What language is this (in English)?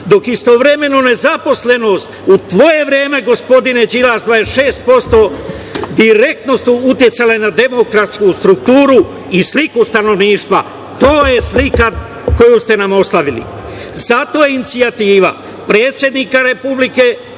Serbian